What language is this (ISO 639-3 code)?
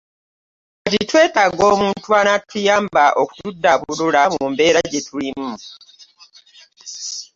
lug